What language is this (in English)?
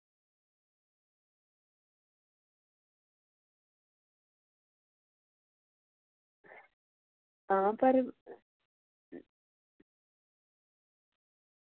Dogri